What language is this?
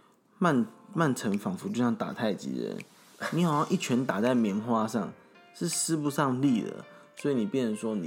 Chinese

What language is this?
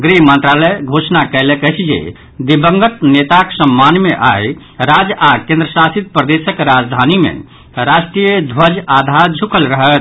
Maithili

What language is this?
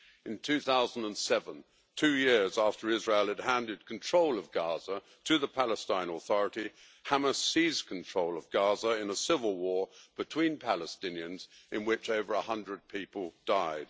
English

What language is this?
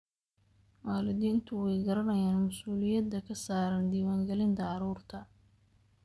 Somali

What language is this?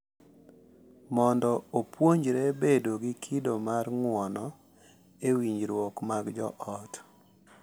Luo (Kenya and Tanzania)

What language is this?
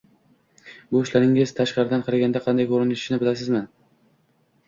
Uzbek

